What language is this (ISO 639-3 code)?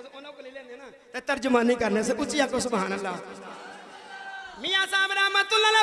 urd